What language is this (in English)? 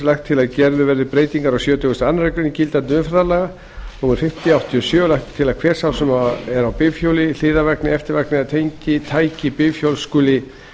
Icelandic